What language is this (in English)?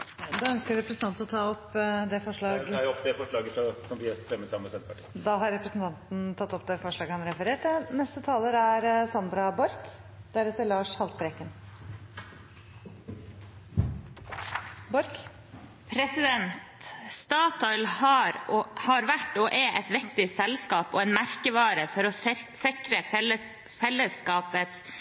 Norwegian